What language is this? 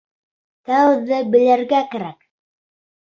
Bashkir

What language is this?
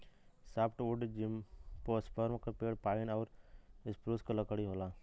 Bhojpuri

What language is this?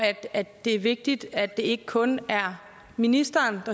Danish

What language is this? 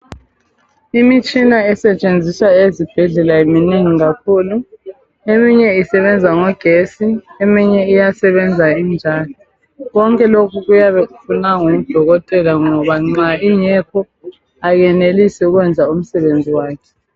North Ndebele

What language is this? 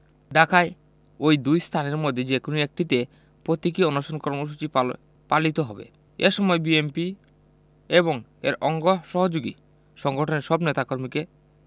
Bangla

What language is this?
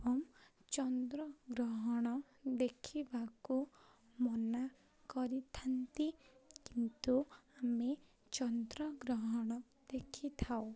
Odia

